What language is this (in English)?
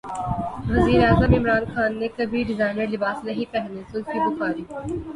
Urdu